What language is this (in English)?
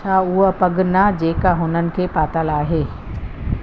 Sindhi